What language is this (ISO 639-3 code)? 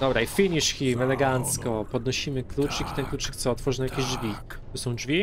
pol